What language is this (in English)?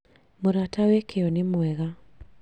Kikuyu